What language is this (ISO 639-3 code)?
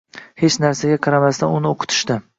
uzb